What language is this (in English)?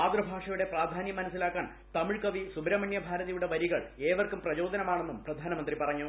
Malayalam